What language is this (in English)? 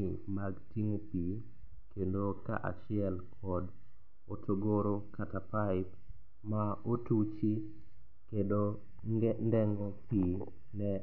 Luo (Kenya and Tanzania)